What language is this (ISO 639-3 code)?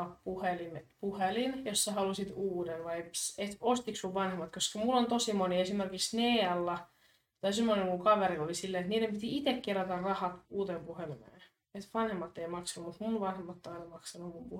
fin